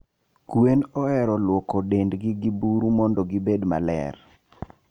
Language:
Luo (Kenya and Tanzania)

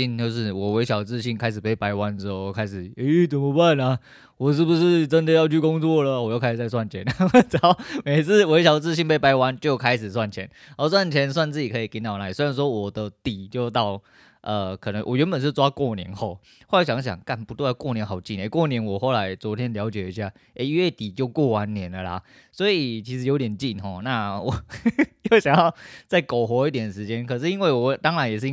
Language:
Chinese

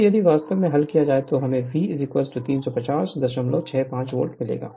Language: Hindi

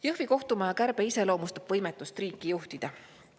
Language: Estonian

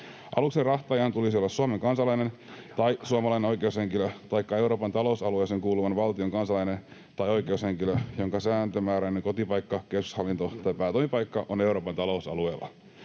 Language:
Finnish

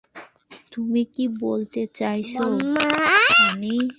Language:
Bangla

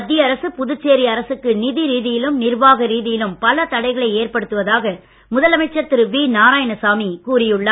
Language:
Tamil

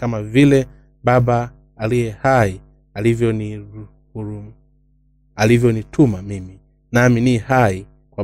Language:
Swahili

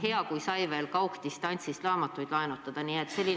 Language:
Estonian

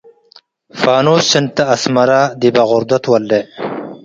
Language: Tigre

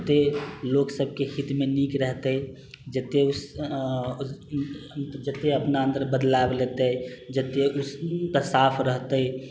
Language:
Maithili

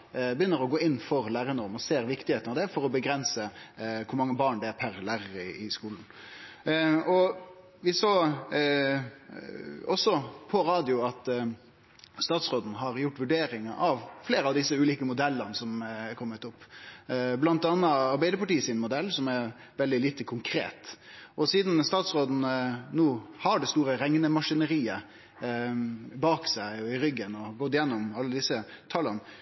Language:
Norwegian Nynorsk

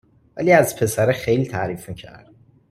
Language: Persian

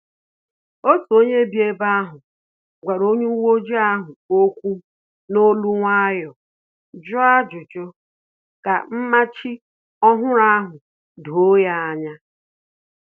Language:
Igbo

